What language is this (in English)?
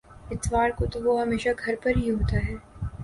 Urdu